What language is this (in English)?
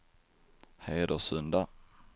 Swedish